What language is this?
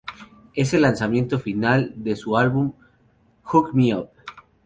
Spanish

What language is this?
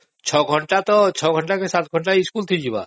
Odia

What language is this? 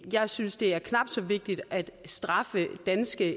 Danish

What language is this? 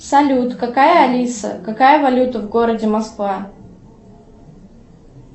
Russian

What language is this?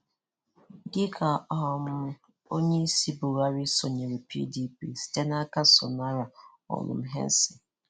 Igbo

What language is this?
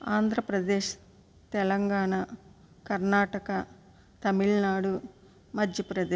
Telugu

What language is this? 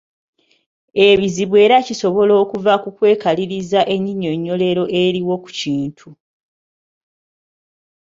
Ganda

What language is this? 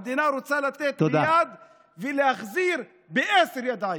Hebrew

